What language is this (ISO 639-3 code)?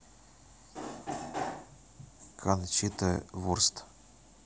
rus